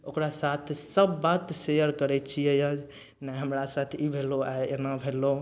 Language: Maithili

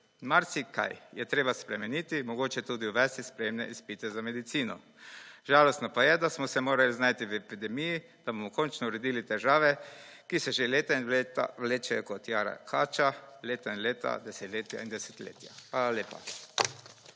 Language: Slovenian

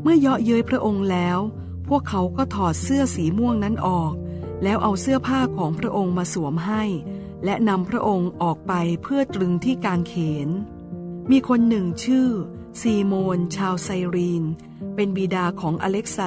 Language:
Thai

